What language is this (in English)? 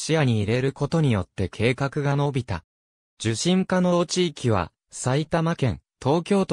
Japanese